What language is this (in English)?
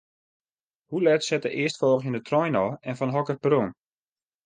Western Frisian